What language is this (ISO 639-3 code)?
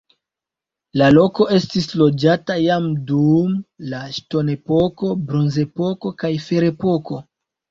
epo